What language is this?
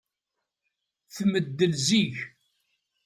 Kabyle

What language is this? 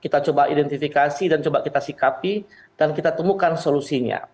Indonesian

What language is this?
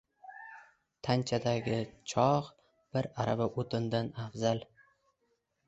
Uzbek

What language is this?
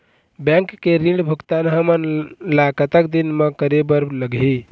Chhattisgarhi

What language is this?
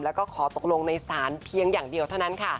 Thai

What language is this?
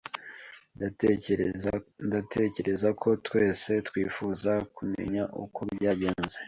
Kinyarwanda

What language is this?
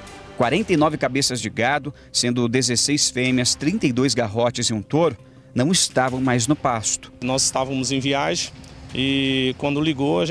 Portuguese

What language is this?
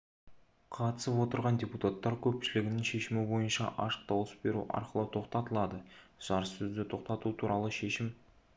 Kazakh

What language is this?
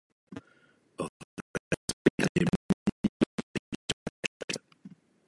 Hungarian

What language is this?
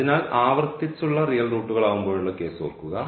Malayalam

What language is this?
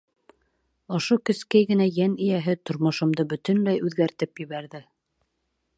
Bashkir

